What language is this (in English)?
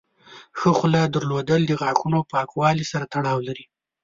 Pashto